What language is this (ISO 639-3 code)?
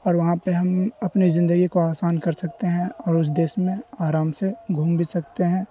urd